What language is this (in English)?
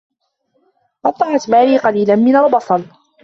Arabic